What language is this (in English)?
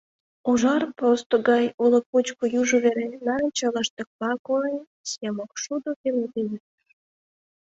Mari